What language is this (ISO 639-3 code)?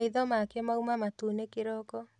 kik